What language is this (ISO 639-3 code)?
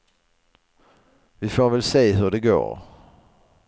swe